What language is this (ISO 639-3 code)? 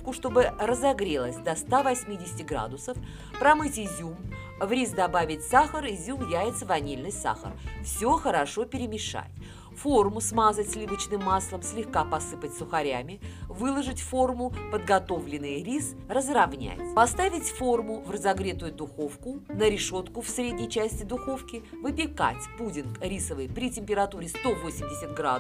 rus